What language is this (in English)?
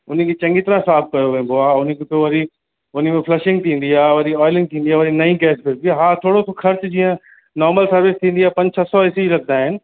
Sindhi